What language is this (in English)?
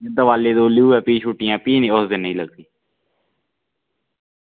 Dogri